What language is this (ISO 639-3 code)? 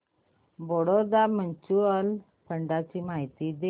mar